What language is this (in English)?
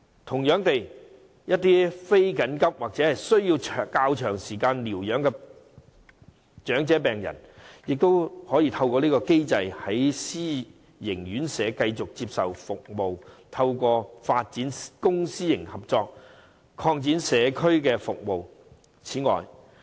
Cantonese